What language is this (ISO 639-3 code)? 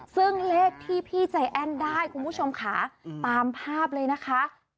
tha